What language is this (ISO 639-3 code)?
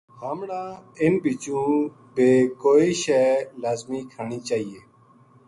gju